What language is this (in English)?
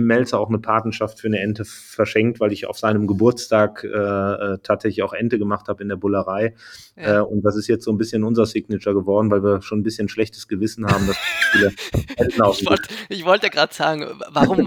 German